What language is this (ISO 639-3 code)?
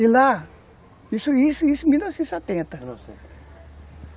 por